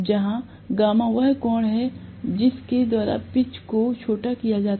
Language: Hindi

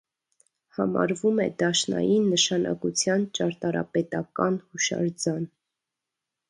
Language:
Armenian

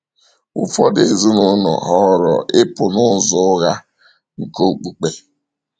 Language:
Igbo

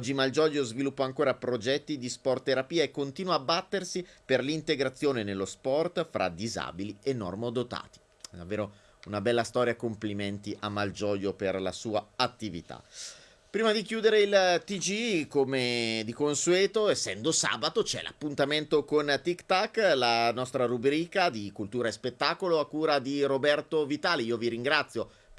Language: Italian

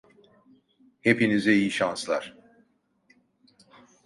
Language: Turkish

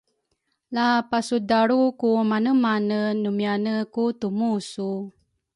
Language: Rukai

